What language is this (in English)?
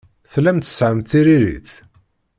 Kabyle